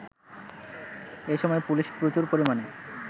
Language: Bangla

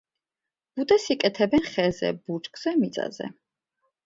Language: Georgian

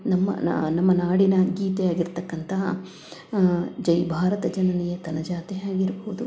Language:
Kannada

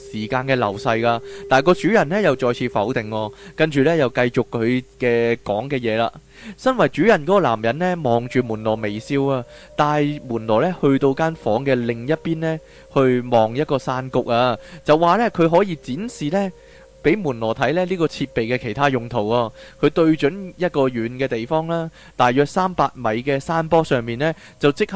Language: Chinese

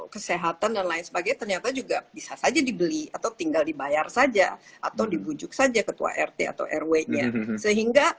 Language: Indonesian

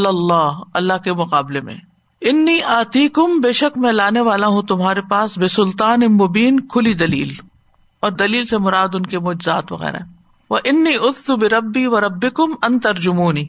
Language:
Urdu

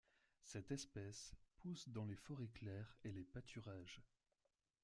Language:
French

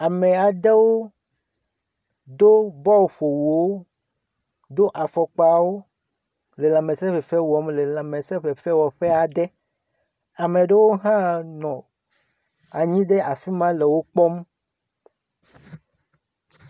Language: Ewe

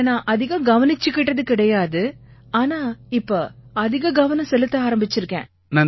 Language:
Tamil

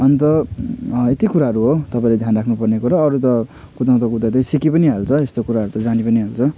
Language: Nepali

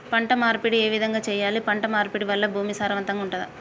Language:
Telugu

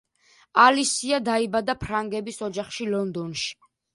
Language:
Georgian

